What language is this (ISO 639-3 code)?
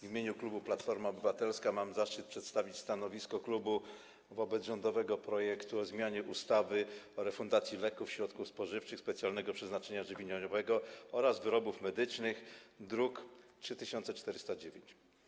pol